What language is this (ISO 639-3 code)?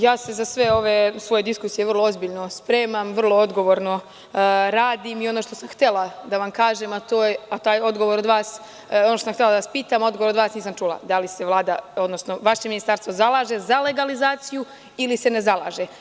srp